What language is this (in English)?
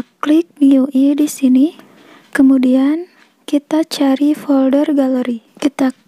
Indonesian